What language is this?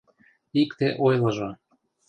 Mari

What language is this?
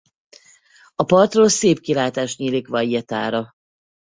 Hungarian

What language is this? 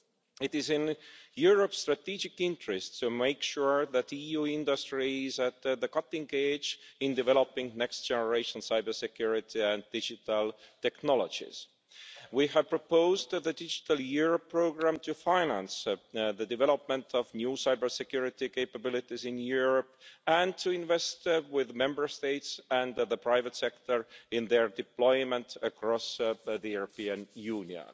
English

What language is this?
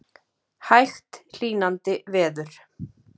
Icelandic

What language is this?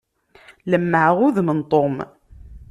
Kabyle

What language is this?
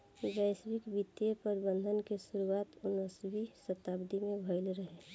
Bhojpuri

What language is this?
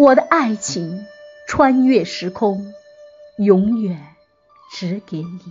Chinese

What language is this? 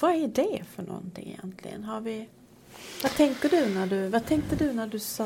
Swedish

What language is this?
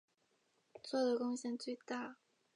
Chinese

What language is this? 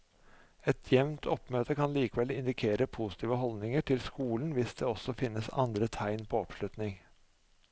Norwegian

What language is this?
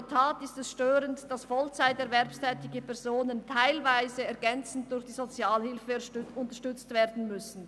Swiss German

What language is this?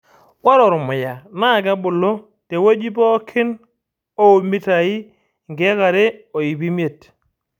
Masai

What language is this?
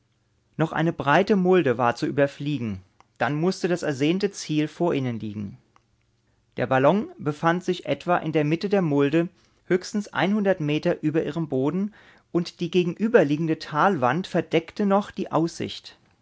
German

